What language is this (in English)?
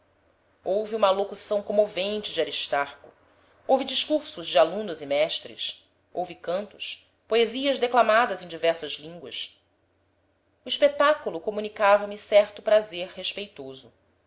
Portuguese